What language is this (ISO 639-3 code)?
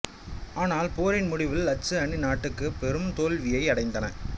tam